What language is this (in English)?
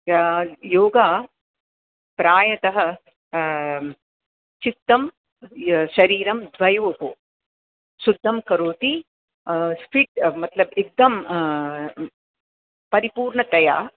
Sanskrit